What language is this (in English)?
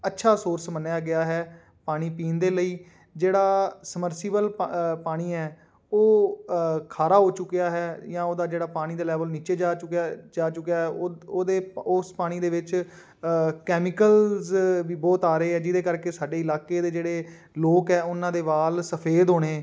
Punjabi